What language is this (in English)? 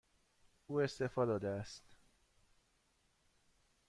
Persian